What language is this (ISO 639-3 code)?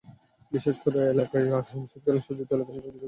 ben